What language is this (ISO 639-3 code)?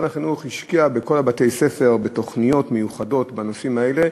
heb